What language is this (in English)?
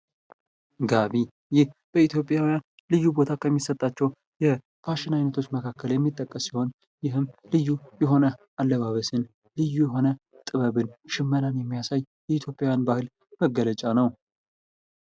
Amharic